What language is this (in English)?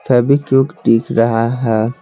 Hindi